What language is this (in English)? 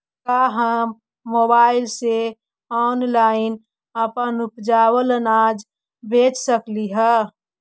Magahi